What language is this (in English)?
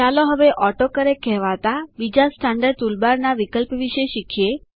Gujarati